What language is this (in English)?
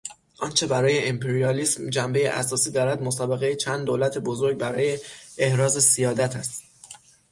Persian